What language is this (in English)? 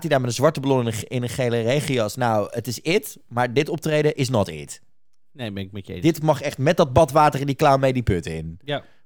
Dutch